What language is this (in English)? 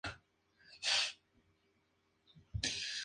Spanish